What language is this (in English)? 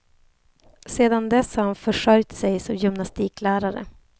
Swedish